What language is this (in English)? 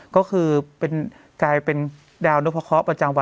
Thai